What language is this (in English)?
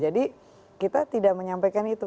Indonesian